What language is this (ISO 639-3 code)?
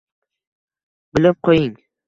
uzb